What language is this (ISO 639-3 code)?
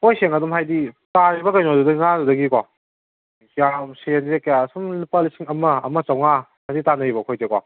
mni